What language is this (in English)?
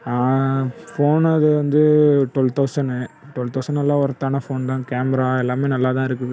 Tamil